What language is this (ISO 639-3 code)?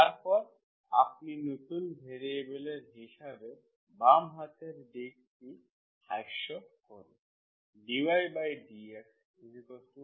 ben